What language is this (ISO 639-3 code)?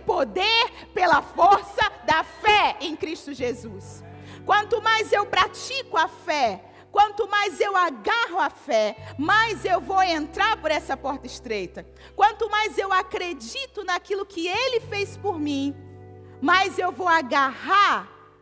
por